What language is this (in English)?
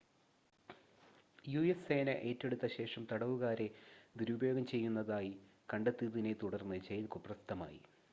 Malayalam